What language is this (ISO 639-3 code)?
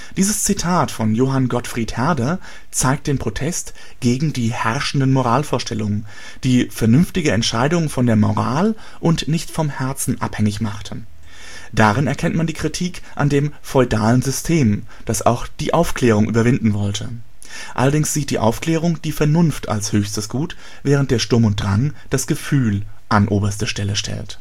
deu